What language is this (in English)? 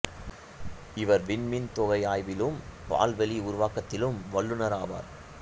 Tamil